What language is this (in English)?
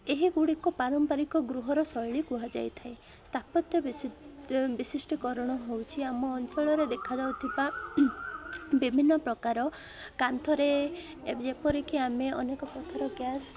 Odia